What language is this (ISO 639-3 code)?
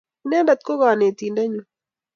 kln